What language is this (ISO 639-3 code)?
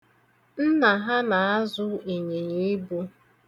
ibo